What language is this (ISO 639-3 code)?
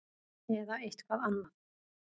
isl